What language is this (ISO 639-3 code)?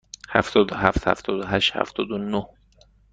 fas